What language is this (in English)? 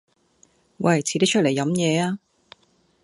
Cantonese